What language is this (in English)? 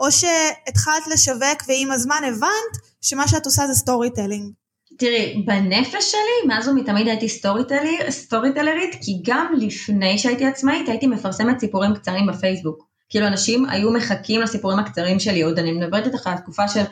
Hebrew